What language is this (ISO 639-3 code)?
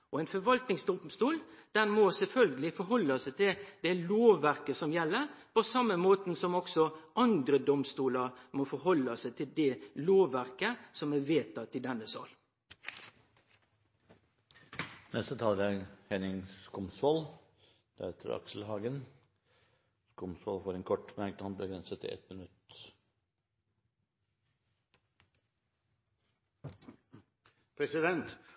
nor